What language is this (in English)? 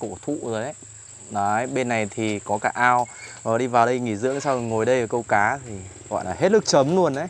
Vietnamese